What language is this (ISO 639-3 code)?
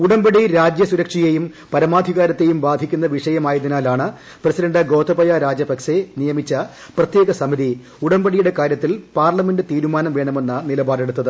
mal